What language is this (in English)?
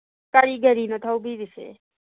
Manipuri